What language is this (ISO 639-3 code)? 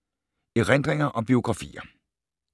dan